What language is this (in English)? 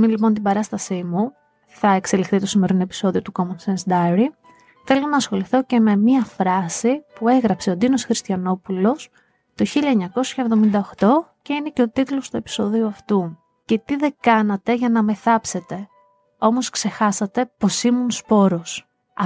Greek